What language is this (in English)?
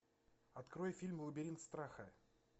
Russian